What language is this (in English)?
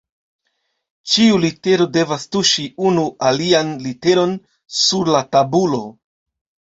Esperanto